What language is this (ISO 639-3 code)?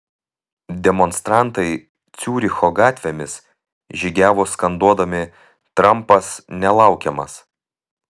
lit